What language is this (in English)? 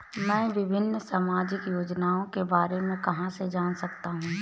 Hindi